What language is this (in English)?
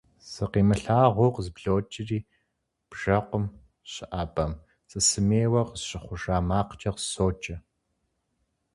Kabardian